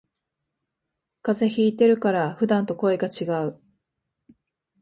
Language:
Japanese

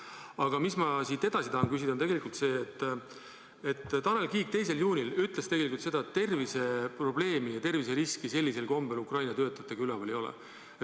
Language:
Estonian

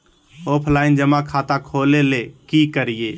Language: Magahi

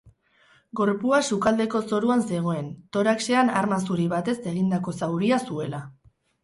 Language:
Basque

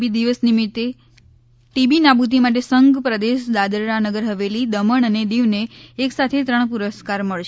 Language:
Gujarati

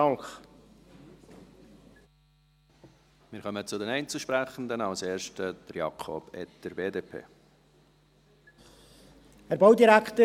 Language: Swiss German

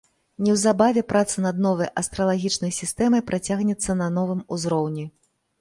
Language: Belarusian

